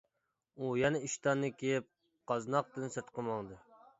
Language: Uyghur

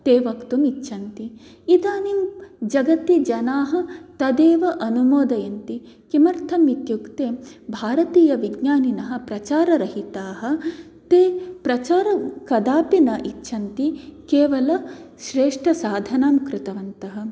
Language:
Sanskrit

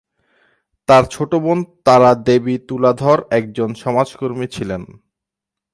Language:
Bangla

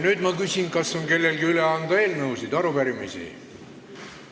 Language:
Estonian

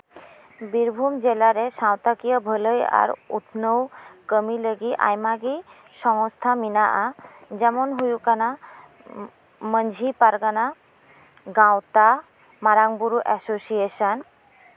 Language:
Santali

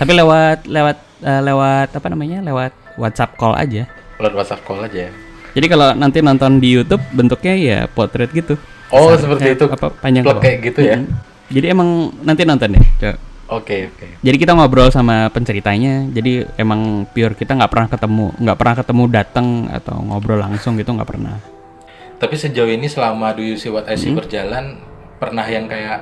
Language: Indonesian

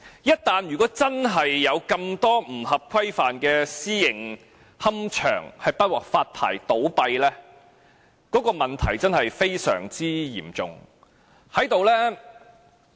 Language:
Cantonese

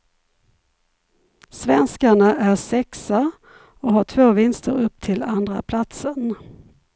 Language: Swedish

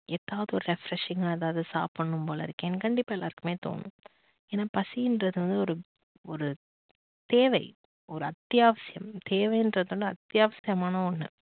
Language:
Tamil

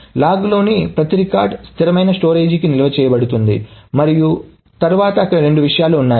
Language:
Telugu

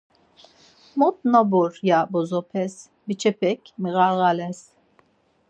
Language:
Laz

